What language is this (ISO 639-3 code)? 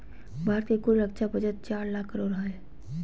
mag